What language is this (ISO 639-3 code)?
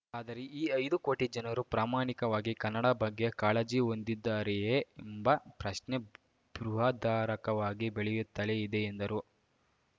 kan